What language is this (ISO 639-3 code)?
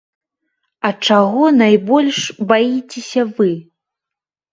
bel